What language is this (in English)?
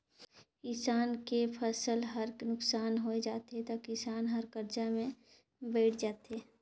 Chhattisgarhi